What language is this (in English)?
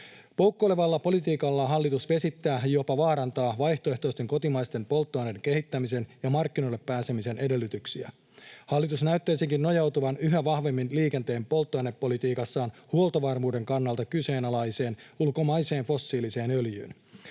Finnish